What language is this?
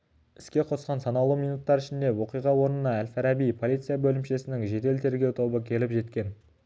Kazakh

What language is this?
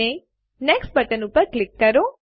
Gujarati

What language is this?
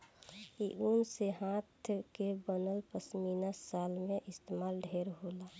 Bhojpuri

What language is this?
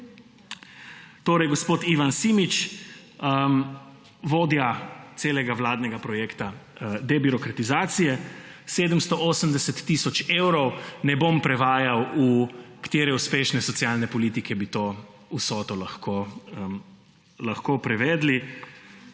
Slovenian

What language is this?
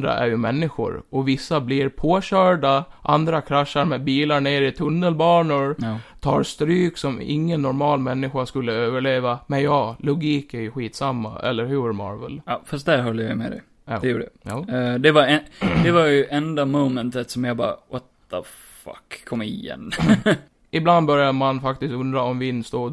Swedish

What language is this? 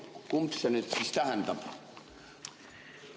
Estonian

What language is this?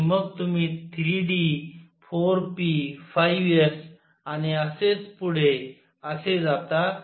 Marathi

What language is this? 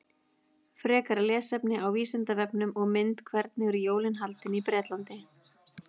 Icelandic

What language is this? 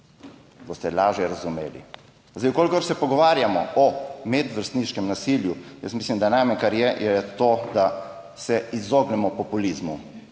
Slovenian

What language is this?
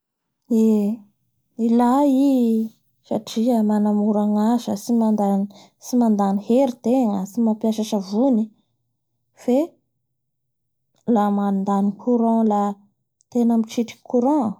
Bara Malagasy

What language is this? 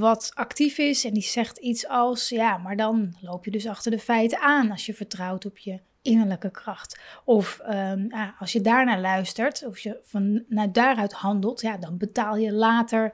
Dutch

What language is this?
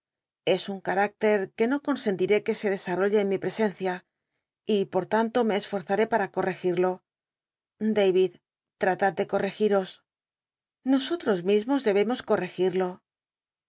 Spanish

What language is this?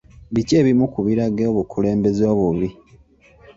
Ganda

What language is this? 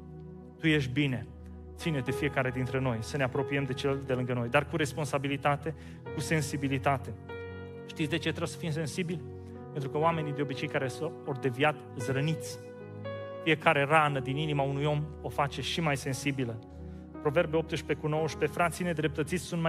Romanian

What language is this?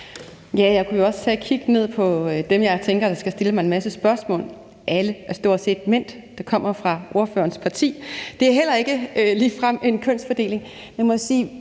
Danish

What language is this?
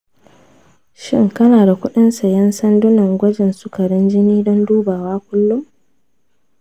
Hausa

